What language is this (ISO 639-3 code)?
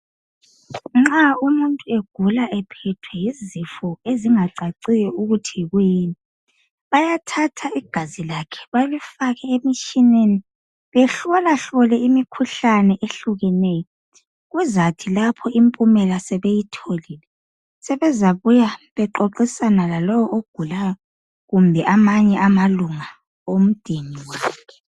nde